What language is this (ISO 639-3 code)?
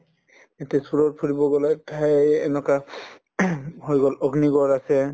asm